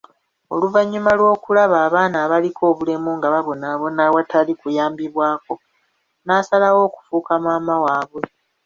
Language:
Ganda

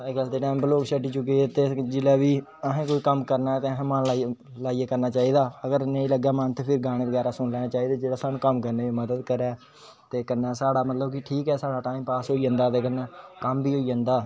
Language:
Dogri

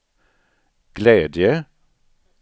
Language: Swedish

